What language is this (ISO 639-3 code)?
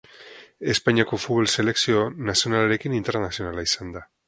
eus